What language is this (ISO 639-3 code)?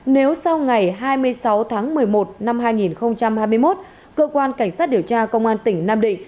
vie